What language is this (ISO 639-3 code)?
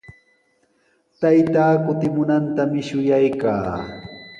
qws